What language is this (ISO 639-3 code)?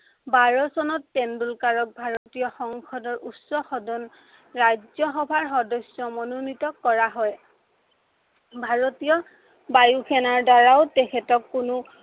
asm